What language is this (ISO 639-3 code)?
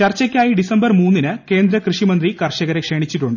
mal